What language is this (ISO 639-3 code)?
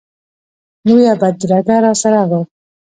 pus